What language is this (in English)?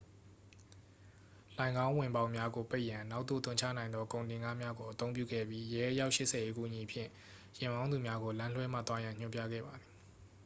Burmese